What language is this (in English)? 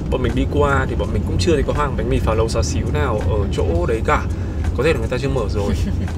Vietnamese